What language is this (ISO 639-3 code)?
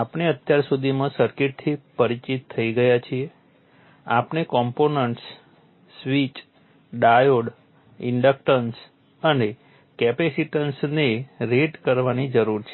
guj